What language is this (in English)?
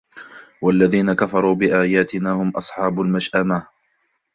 Arabic